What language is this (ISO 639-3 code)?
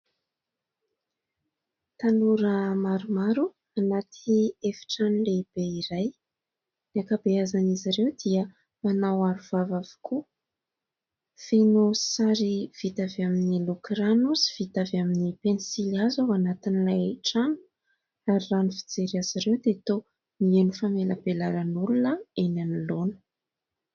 mlg